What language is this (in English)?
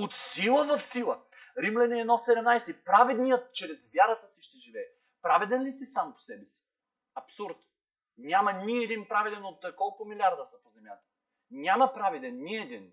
Bulgarian